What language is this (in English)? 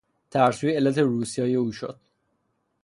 Persian